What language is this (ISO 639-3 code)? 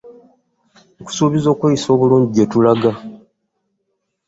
lug